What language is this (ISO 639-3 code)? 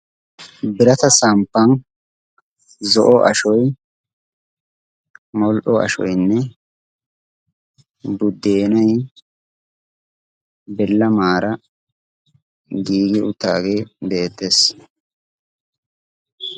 wal